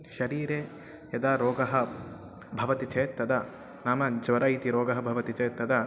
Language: Sanskrit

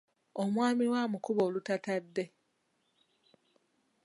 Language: Ganda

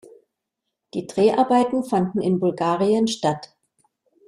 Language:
German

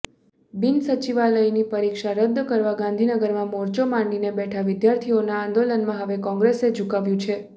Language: Gujarati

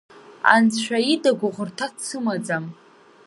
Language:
Abkhazian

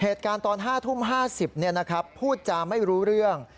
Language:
Thai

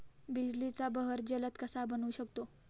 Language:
Marathi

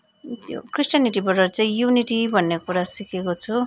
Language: Nepali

